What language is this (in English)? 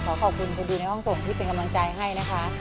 Thai